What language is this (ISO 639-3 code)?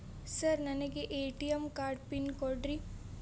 kan